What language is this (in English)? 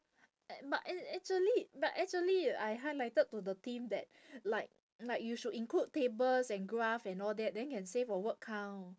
English